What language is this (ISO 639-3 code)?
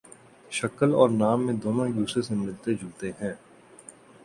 urd